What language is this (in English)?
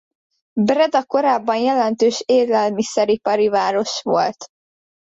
Hungarian